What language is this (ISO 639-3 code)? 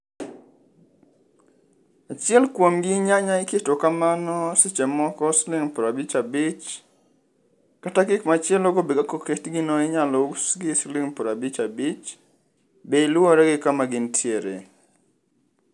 luo